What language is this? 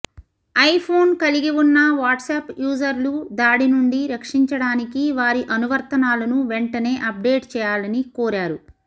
Telugu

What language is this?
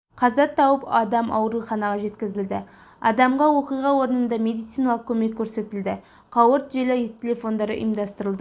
Kazakh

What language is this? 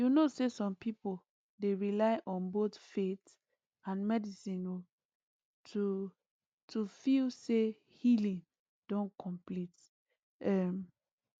Nigerian Pidgin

